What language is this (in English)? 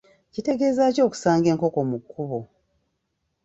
Ganda